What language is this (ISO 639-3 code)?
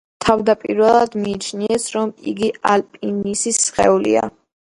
kat